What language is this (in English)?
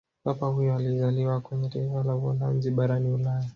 Swahili